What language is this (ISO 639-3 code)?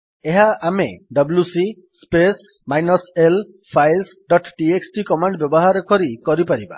ori